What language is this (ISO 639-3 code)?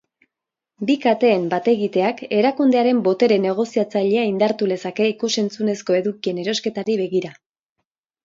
eus